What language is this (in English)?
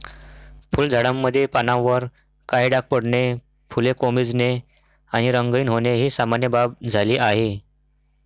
Marathi